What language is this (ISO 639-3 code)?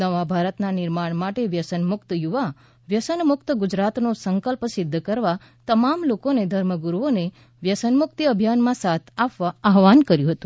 guj